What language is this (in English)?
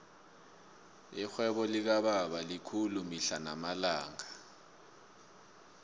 South Ndebele